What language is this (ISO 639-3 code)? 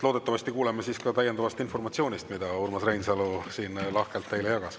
est